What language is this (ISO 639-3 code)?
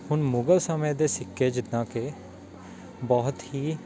pan